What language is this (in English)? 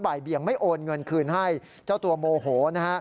Thai